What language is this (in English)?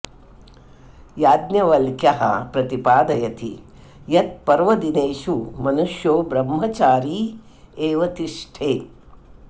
Sanskrit